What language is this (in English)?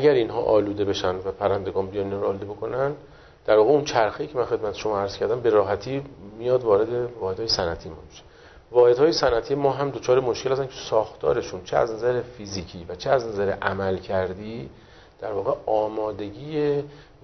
Persian